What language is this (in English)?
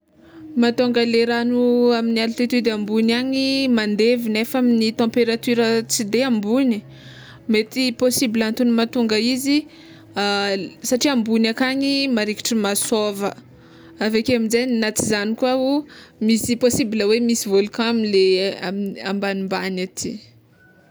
Tsimihety Malagasy